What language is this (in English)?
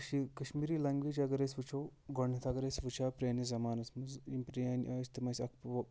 Kashmiri